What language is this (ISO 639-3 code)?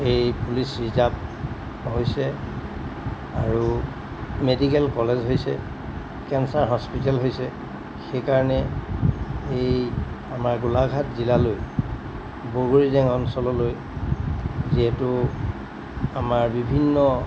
asm